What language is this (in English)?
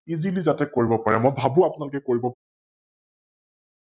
Assamese